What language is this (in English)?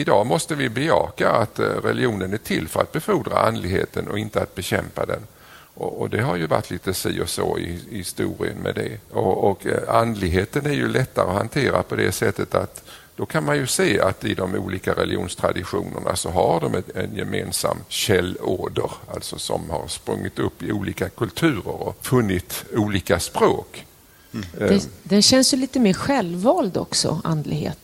Swedish